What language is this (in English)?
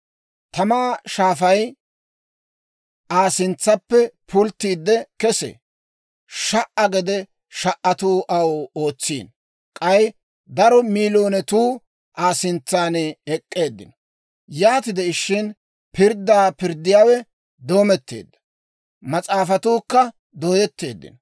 Dawro